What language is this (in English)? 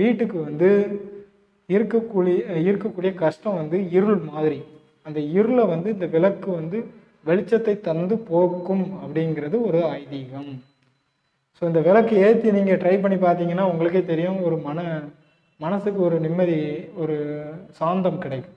Arabic